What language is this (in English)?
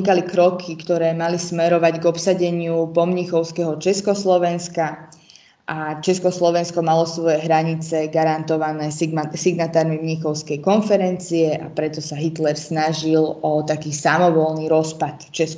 Slovak